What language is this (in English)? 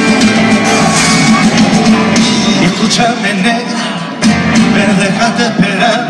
Romanian